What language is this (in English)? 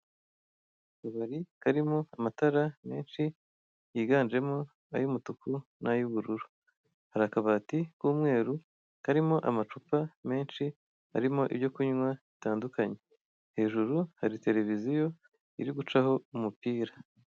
Kinyarwanda